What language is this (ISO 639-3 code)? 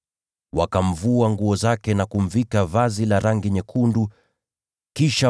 swa